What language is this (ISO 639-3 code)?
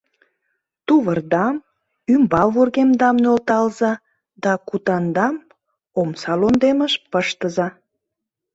chm